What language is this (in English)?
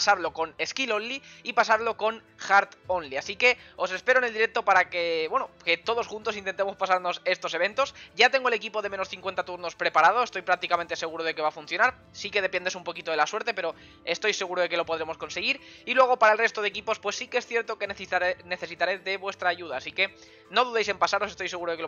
Spanish